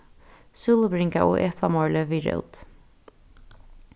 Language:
Faroese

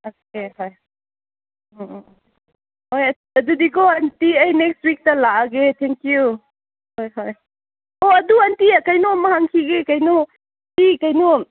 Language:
Manipuri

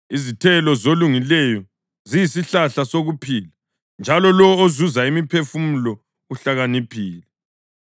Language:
North Ndebele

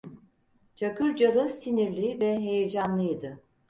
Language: Turkish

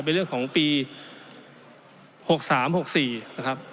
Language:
Thai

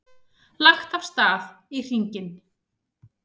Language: Icelandic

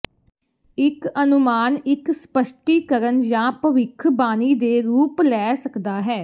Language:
Punjabi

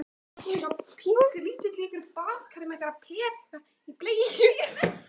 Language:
Icelandic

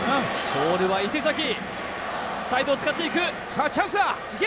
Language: Japanese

